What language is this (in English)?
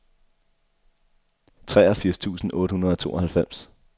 Danish